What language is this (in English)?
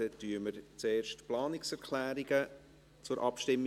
Swiss German